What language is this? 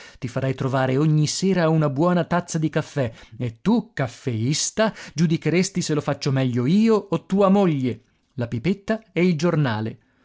Italian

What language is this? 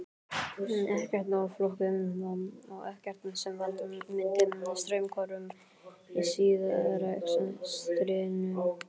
Icelandic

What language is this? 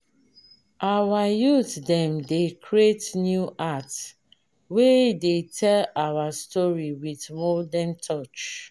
Nigerian Pidgin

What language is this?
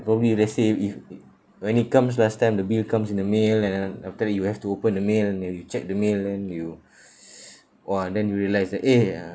English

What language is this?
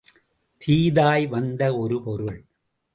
Tamil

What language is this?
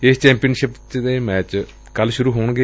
Punjabi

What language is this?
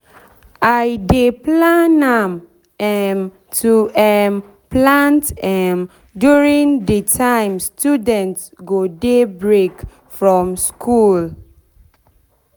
Nigerian Pidgin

